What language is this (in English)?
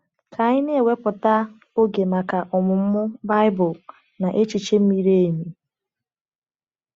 Igbo